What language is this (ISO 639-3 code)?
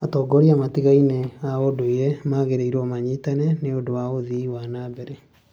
kik